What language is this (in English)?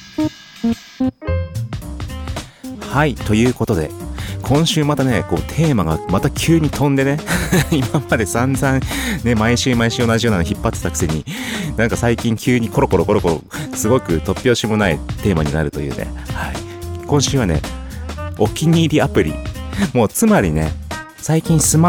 Japanese